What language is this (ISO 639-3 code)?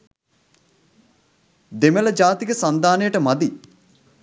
sin